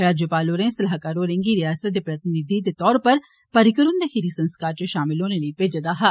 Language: Dogri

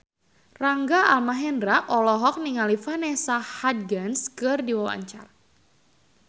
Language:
Sundanese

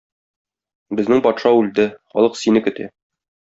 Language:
Tatar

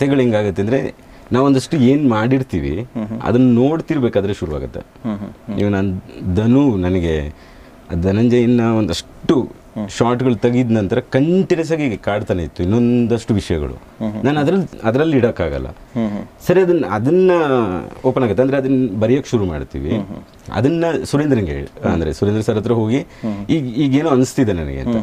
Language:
Kannada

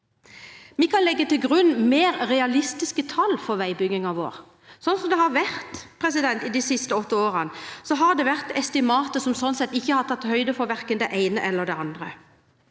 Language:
Norwegian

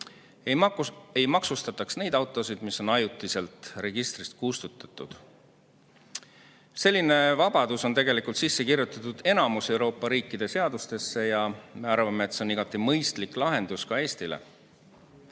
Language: Estonian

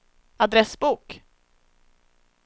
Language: Swedish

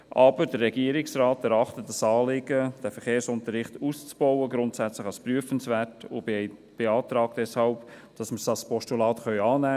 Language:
Swiss German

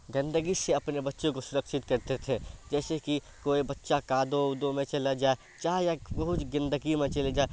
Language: Urdu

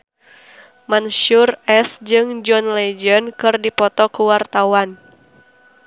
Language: Sundanese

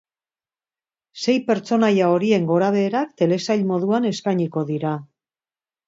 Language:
Basque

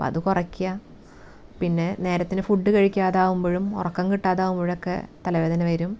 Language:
Malayalam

